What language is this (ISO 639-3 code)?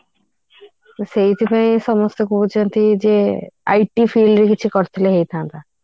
ori